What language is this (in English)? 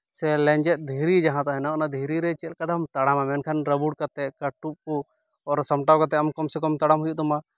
Santali